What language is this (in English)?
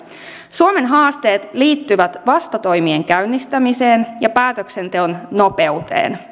Finnish